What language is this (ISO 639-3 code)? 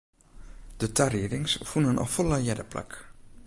fry